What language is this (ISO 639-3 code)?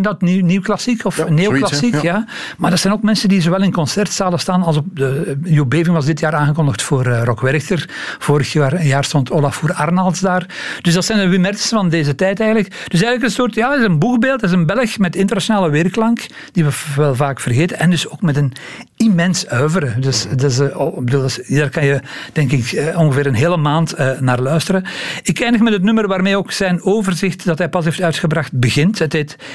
nld